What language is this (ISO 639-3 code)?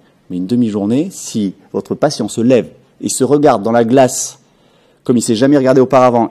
fra